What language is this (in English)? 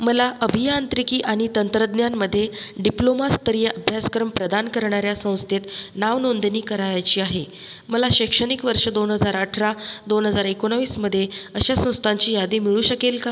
Marathi